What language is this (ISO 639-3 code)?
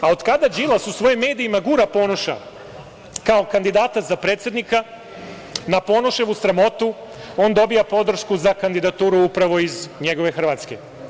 srp